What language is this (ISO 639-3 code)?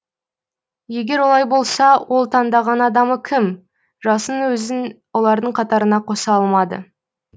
kaz